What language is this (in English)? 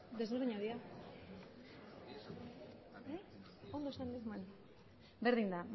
Basque